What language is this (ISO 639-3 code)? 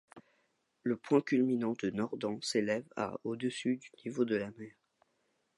fra